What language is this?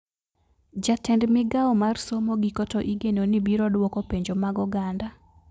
Luo (Kenya and Tanzania)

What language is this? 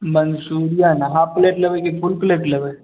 Maithili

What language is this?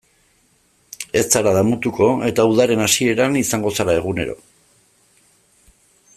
Basque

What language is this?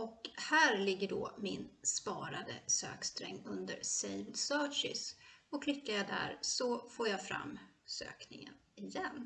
Swedish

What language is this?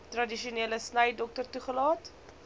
Afrikaans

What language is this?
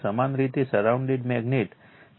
Gujarati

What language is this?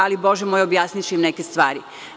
Serbian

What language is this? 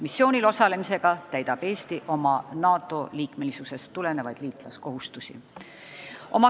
Estonian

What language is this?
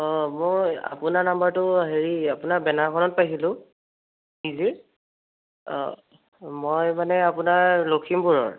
Assamese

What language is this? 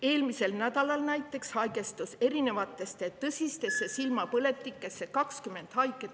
Estonian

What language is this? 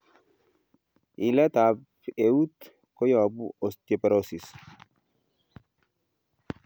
Kalenjin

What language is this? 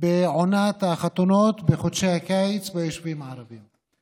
Hebrew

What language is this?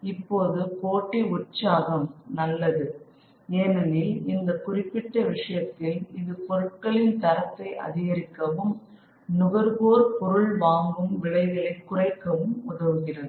Tamil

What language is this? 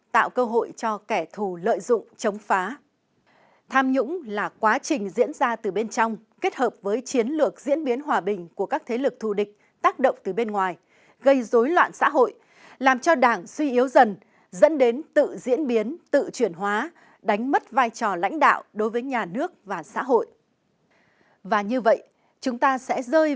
Vietnamese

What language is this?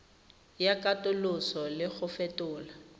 Tswana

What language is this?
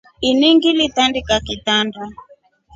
Rombo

